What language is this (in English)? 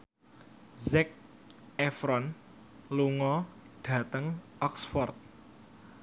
Javanese